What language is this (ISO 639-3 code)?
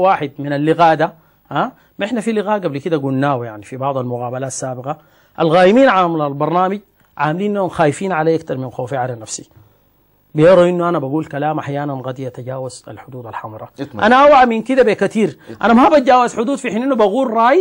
ara